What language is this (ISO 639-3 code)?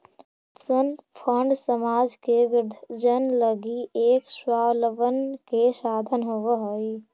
mag